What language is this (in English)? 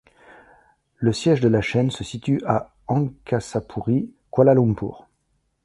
French